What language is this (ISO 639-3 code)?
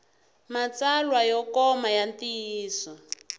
tso